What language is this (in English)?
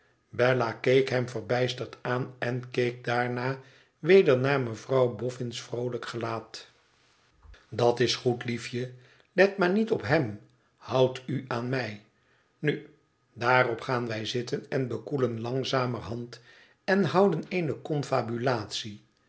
Dutch